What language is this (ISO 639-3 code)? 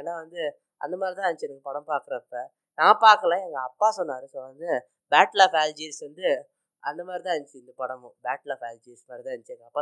tam